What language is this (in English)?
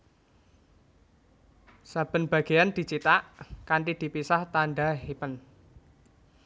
Javanese